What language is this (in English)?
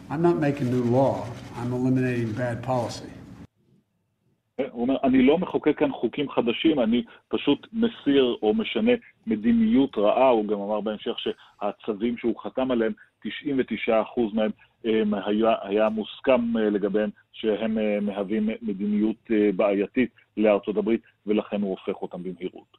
Hebrew